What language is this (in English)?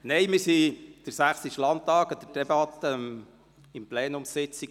Swiss German